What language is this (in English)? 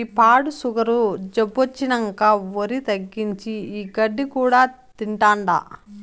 Telugu